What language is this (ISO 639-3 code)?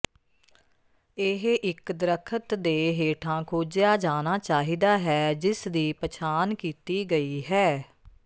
pan